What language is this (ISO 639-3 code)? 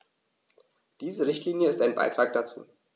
deu